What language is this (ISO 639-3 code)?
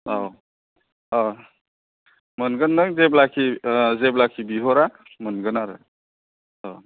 brx